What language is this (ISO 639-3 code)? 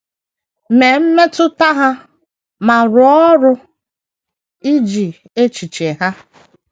ibo